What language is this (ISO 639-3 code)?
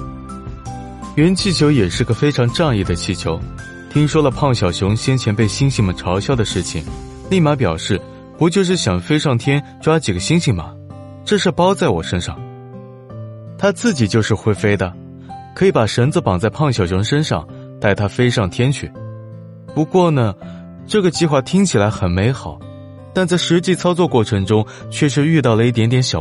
zho